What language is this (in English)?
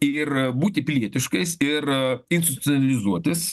Lithuanian